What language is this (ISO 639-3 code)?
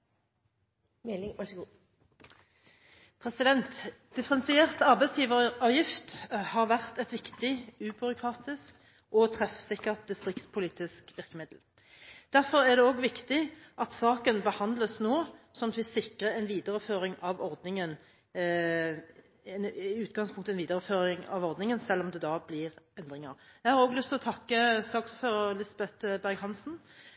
nob